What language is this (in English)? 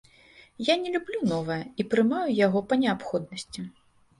Belarusian